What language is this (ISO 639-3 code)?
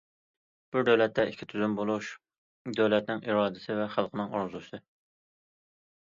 uig